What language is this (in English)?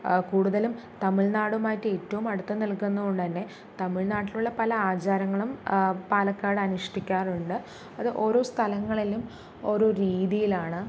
Malayalam